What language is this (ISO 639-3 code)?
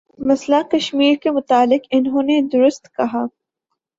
urd